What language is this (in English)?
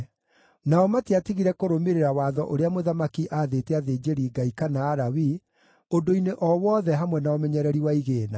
Kikuyu